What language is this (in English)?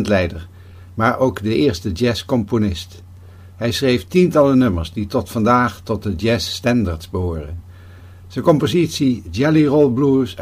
Dutch